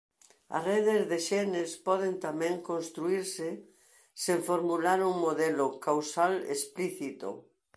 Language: Galician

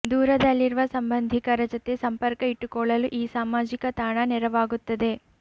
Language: Kannada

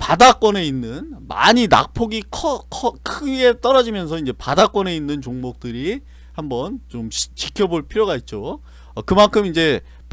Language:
Korean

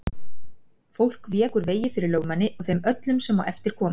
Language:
Icelandic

